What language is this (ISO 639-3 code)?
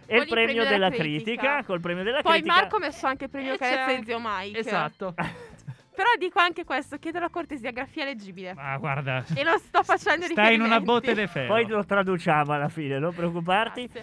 ita